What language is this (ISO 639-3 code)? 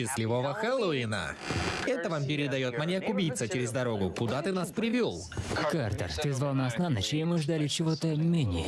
rus